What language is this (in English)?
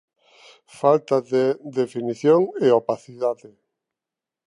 Galician